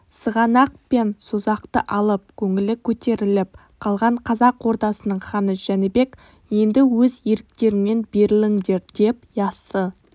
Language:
Kazakh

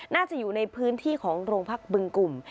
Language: Thai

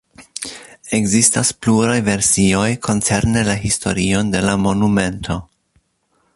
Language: Esperanto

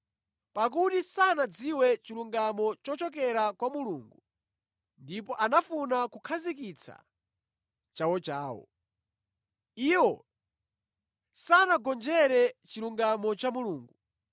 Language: Nyanja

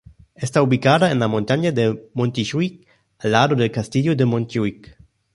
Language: Spanish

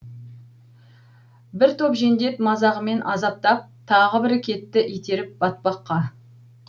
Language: Kazakh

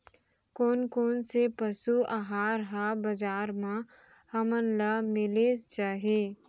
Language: Chhattisgarhi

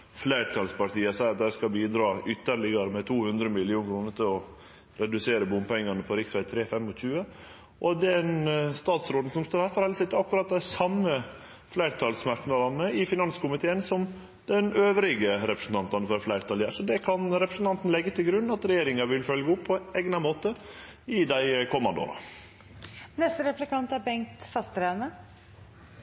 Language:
Norwegian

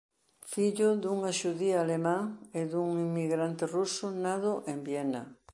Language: Galician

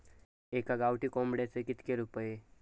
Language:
Marathi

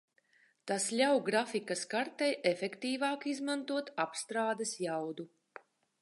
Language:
Latvian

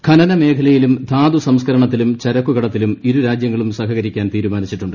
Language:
Malayalam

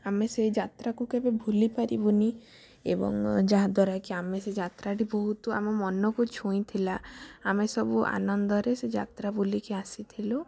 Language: Odia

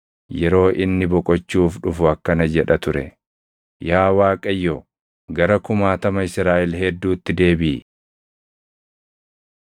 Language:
Oromo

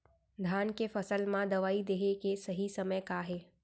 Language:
Chhattisgarhi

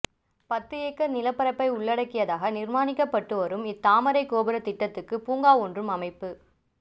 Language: Tamil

